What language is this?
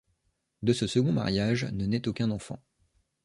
French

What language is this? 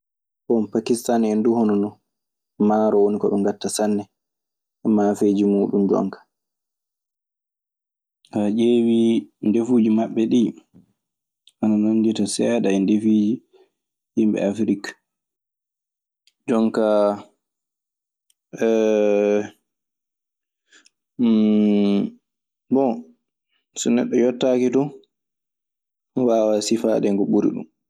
Maasina Fulfulde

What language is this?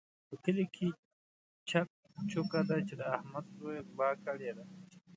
Pashto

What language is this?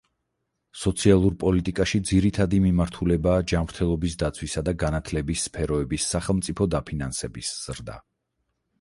Georgian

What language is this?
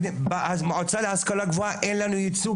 Hebrew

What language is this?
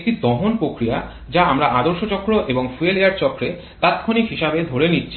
Bangla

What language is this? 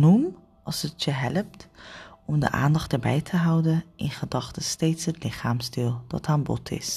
Dutch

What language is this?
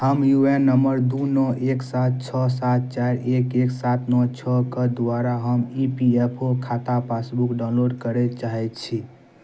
Maithili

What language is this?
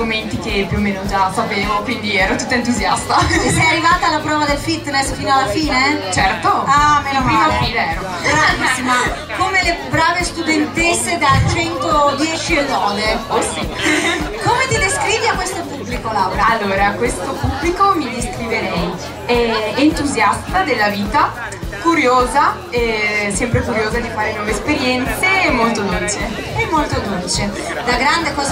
Italian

